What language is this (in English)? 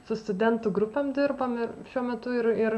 Lithuanian